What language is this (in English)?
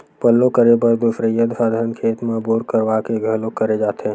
Chhattisgarhi